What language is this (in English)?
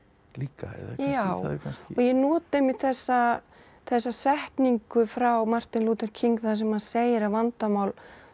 Icelandic